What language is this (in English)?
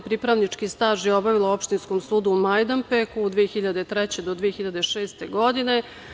Serbian